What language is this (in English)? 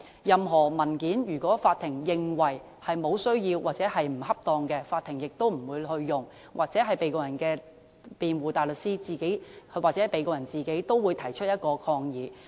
Cantonese